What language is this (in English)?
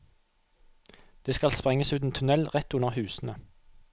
Norwegian